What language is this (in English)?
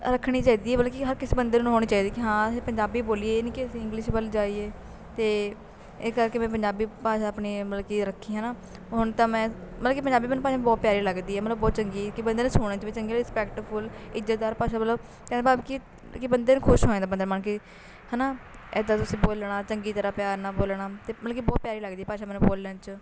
Punjabi